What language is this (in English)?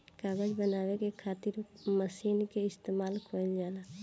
Bhojpuri